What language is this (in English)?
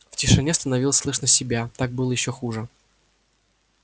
Russian